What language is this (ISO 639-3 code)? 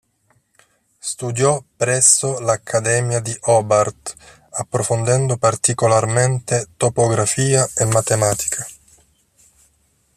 ita